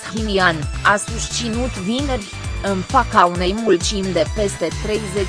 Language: Romanian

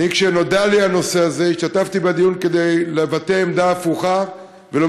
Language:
Hebrew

